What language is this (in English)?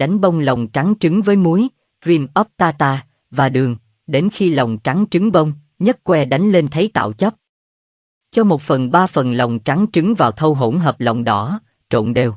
Vietnamese